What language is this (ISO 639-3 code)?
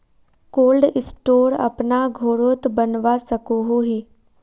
mag